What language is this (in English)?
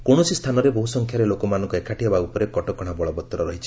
Odia